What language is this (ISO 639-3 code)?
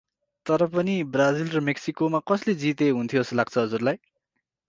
nep